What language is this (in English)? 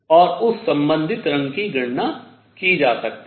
Hindi